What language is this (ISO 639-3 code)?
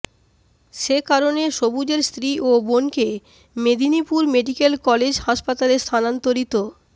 ben